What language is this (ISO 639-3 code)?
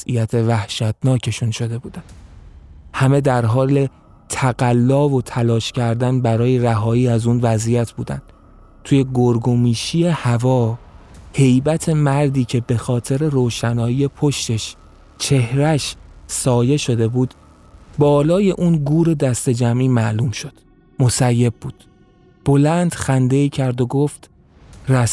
fas